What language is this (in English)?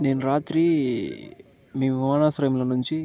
Telugu